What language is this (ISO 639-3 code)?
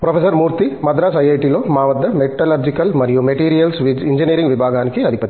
tel